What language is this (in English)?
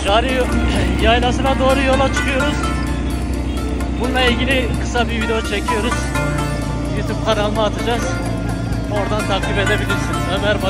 Turkish